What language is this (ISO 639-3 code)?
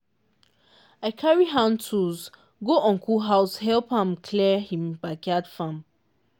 pcm